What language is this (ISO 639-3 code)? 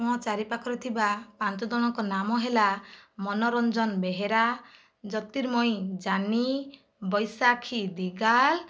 ori